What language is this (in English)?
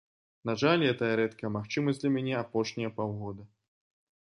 Belarusian